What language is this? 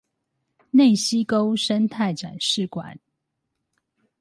Chinese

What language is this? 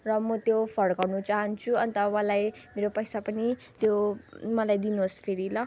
Nepali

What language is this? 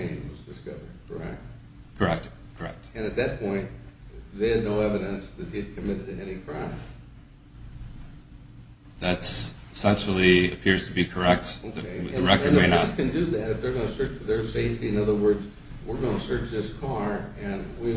English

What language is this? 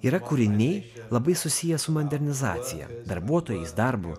Lithuanian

